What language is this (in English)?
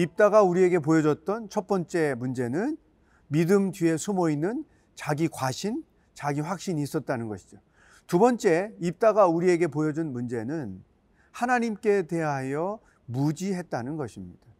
Korean